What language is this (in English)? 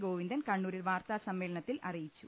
Malayalam